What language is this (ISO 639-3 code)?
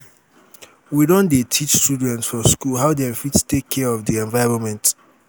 pcm